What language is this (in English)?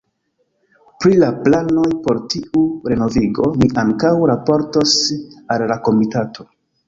Esperanto